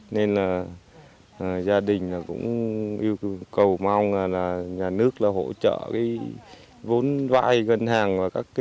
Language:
Vietnamese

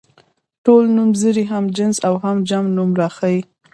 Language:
Pashto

